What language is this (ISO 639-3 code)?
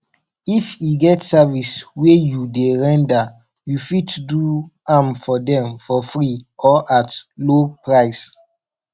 pcm